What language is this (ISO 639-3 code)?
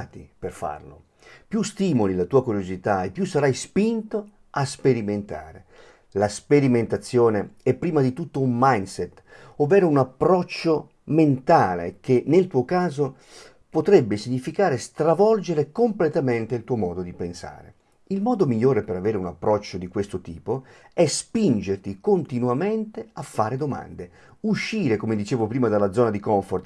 ita